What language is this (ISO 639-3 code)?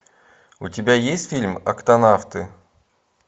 rus